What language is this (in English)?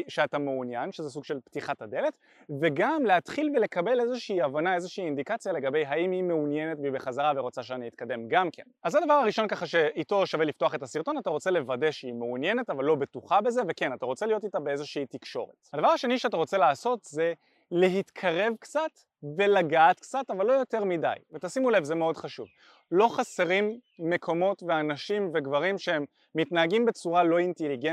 Hebrew